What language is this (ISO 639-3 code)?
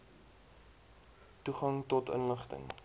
afr